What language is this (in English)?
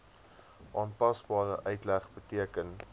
Afrikaans